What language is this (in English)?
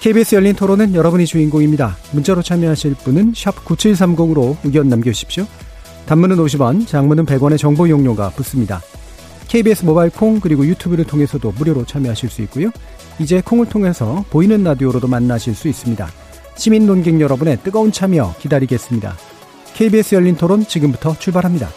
Korean